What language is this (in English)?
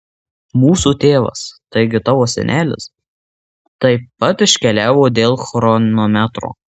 Lithuanian